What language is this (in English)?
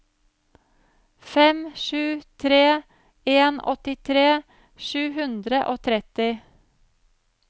Norwegian